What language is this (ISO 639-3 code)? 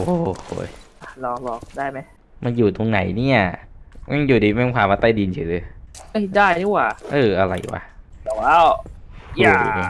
tha